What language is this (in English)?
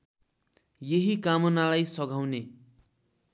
Nepali